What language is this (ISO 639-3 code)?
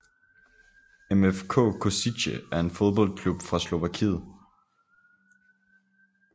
dan